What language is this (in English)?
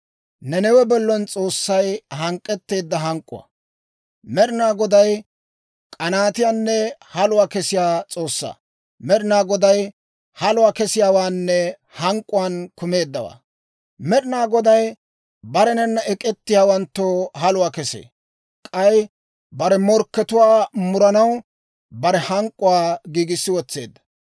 Dawro